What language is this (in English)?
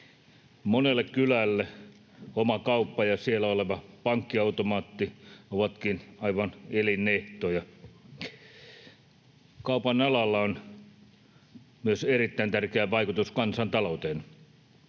Finnish